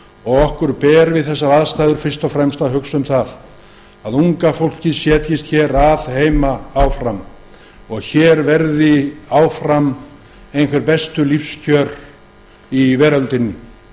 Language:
Icelandic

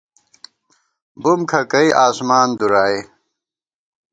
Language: Gawar-Bati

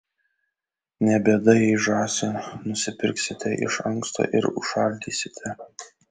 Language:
Lithuanian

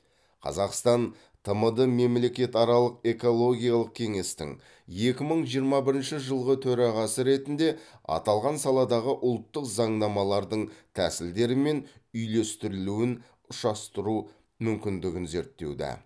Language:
Kazakh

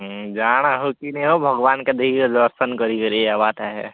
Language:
Odia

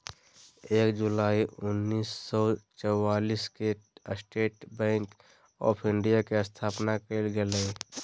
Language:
Magahi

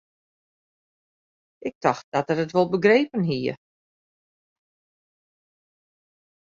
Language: Western Frisian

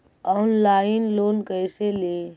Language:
Magahi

